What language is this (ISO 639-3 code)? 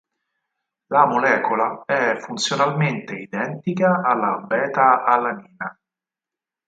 ita